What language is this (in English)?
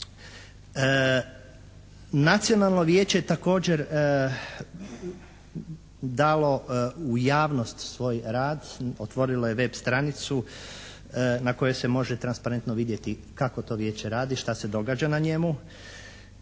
Croatian